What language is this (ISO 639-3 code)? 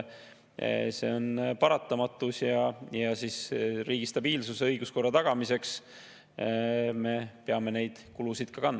est